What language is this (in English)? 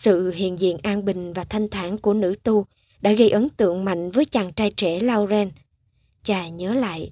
Vietnamese